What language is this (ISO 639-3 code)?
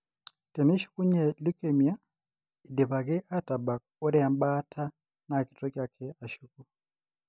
mas